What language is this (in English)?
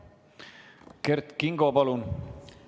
Estonian